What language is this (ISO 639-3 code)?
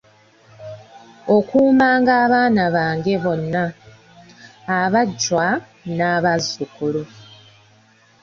lug